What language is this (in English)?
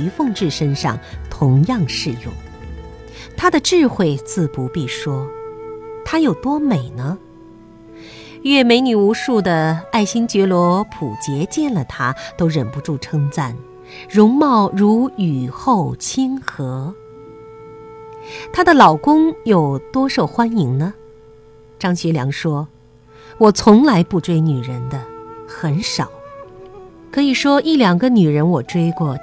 Chinese